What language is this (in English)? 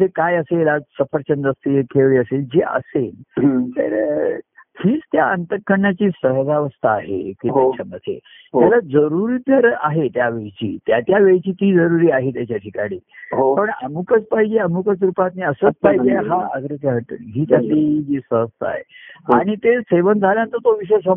Marathi